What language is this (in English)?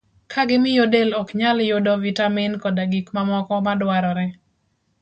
Luo (Kenya and Tanzania)